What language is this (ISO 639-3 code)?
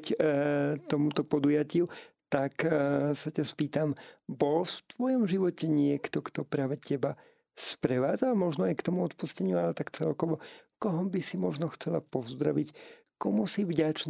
slk